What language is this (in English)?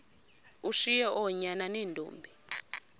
Xhosa